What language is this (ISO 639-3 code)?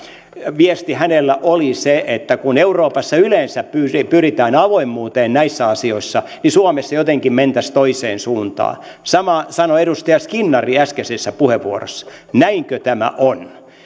fin